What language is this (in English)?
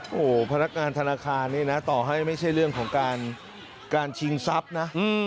Thai